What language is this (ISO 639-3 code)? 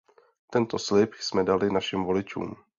ces